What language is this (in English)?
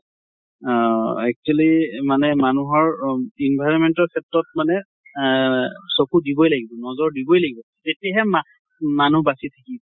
Assamese